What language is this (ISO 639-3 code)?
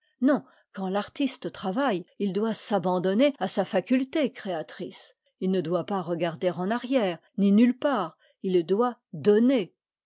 fra